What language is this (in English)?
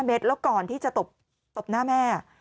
Thai